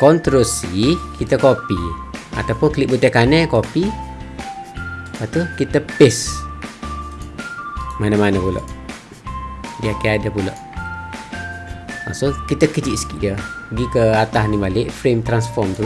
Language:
Malay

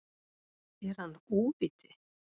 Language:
Icelandic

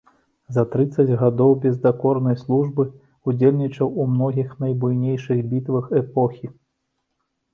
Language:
Belarusian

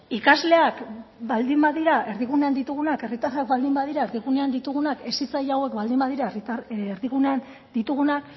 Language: Basque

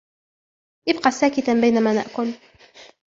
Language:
Arabic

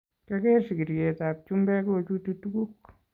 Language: Kalenjin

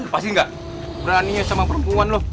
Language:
Indonesian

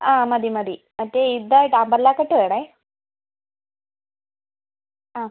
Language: Malayalam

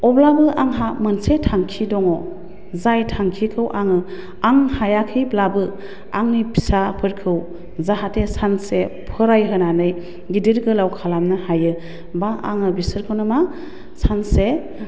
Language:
Bodo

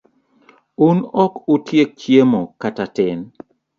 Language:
Luo (Kenya and Tanzania)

